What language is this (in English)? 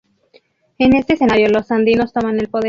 Spanish